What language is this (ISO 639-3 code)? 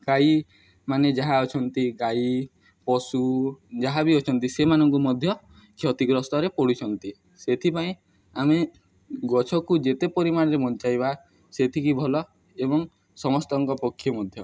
ori